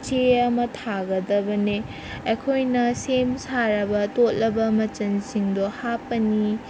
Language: Manipuri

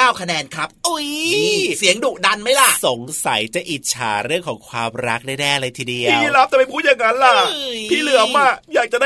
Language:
Thai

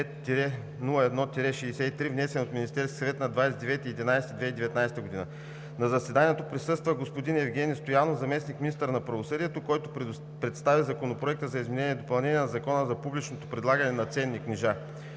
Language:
Bulgarian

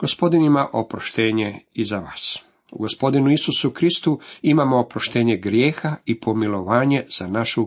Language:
Croatian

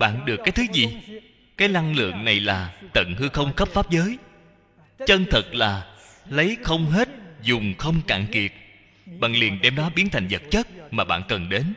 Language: Vietnamese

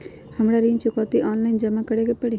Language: Magahi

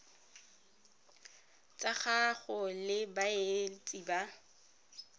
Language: Tswana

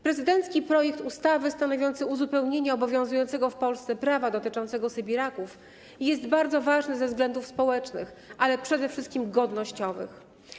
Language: Polish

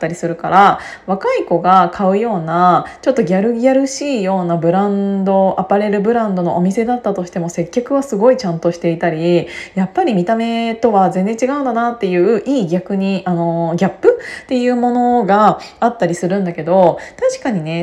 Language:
Japanese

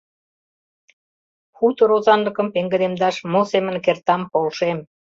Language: Mari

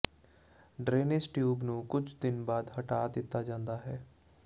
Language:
Punjabi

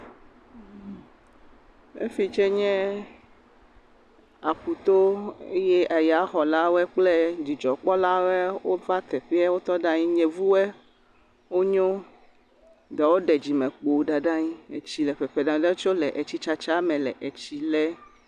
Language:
Ewe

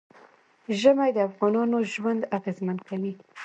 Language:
Pashto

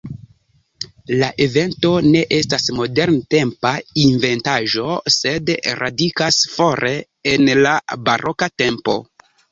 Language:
Esperanto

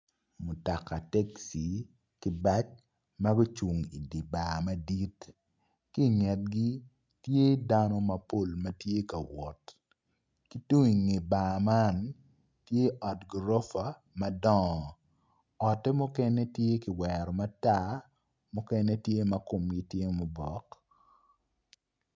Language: Acoli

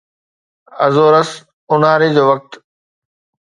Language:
Sindhi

